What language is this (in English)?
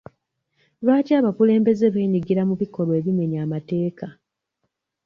Ganda